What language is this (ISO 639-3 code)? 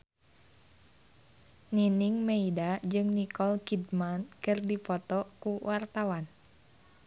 sun